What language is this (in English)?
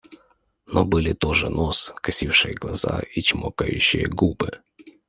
Russian